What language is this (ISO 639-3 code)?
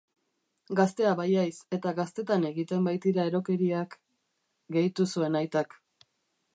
eus